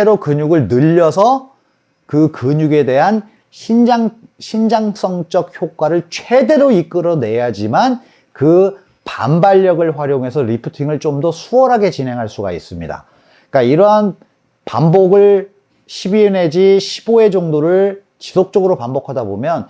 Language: Korean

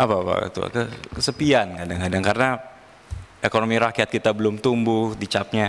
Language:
Indonesian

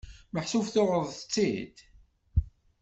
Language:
Kabyle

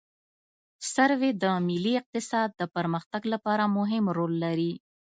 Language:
Pashto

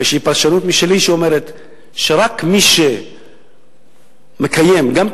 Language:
Hebrew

